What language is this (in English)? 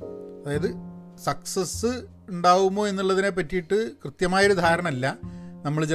Malayalam